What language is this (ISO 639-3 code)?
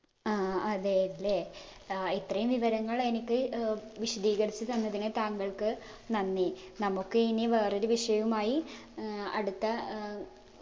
mal